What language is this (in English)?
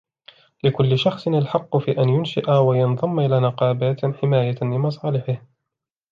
Arabic